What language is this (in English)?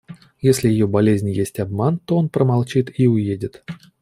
Russian